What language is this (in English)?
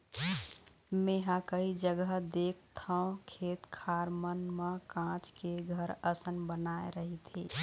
Chhattisgarhi